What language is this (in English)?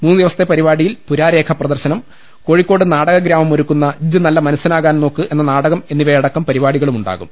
Malayalam